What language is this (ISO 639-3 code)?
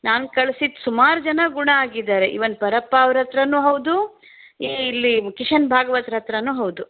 kan